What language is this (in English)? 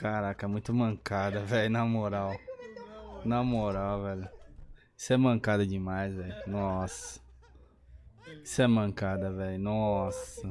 Portuguese